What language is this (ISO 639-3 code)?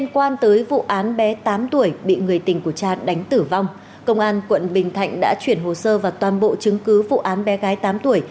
vie